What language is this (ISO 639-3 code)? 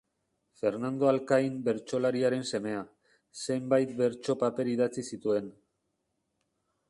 eus